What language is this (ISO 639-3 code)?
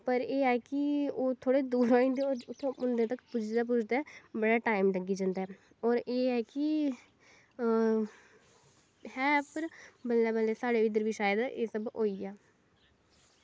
doi